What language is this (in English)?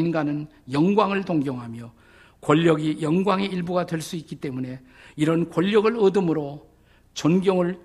Korean